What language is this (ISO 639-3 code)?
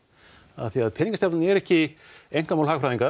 isl